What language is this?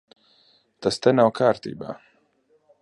Latvian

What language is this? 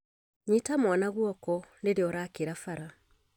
Kikuyu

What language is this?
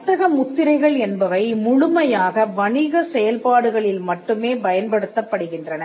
Tamil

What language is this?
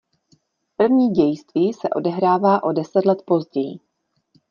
Czech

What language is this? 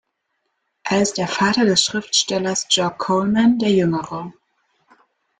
German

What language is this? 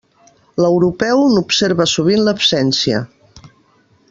Catalan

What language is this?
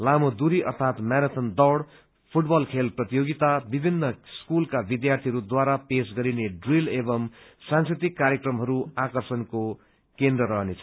Nepali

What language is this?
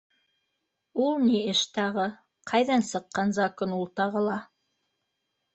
Bashkir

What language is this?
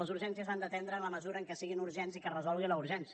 Catalan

